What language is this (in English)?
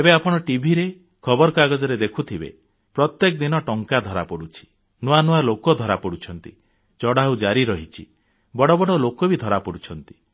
Odia